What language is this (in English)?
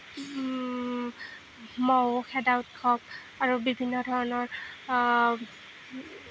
Assamese